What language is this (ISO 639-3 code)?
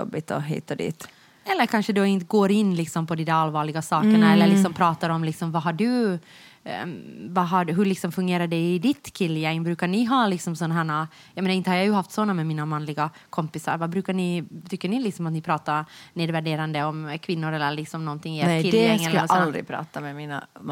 swe